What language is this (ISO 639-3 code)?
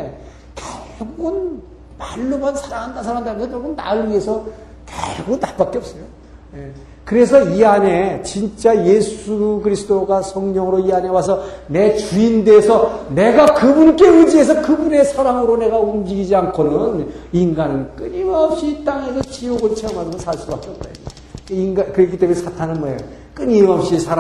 kor